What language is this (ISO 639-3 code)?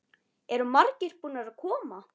isl